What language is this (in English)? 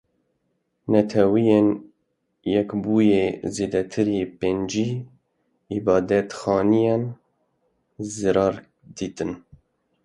Kurdish